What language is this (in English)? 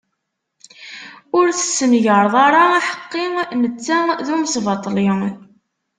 Kabyle